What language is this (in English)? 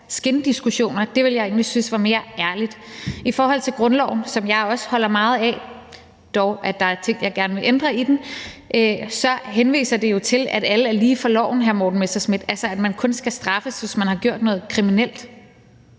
Danish